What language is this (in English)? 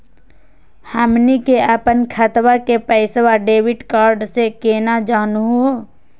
Magahi